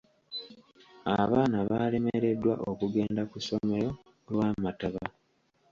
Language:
Ganda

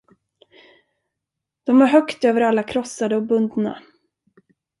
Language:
Swedish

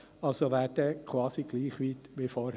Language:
Swiss German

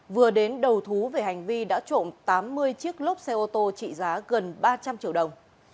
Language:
Vietnamese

